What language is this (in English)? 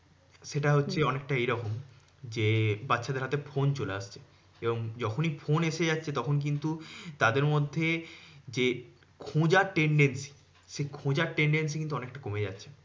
Bangla